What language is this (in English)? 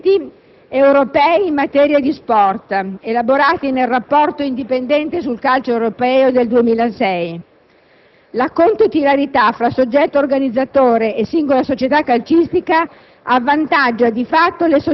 Italian